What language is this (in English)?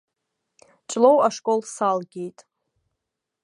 Abkhazian